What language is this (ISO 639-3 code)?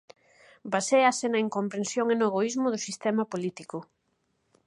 glg